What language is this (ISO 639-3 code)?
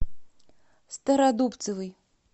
rus